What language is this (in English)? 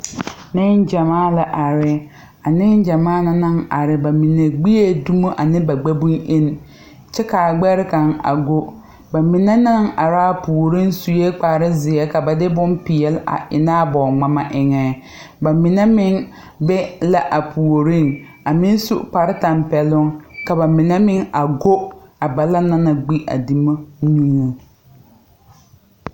Southern Dagaare